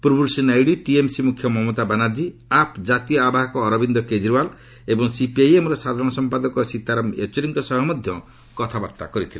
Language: Odia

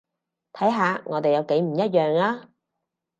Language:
Cantonese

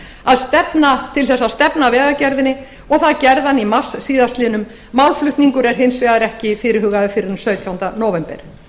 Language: Icelandic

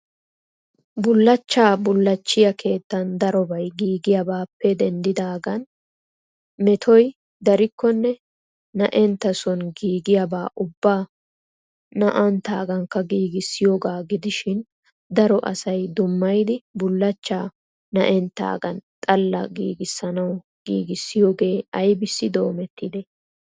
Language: Wolaytta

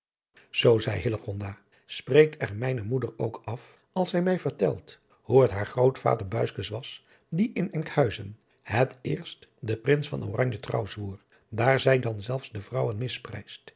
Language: Dutch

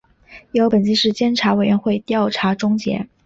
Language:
Chinese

